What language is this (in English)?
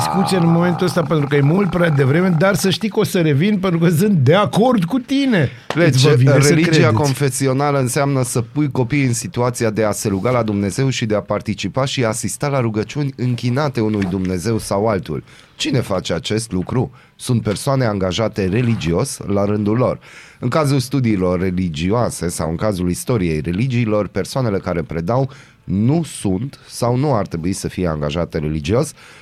Romanian